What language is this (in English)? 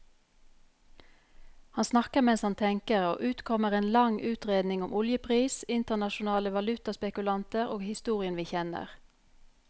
Norwegian